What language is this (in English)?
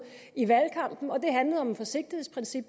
Danish